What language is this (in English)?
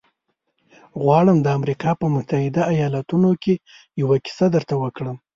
Pashto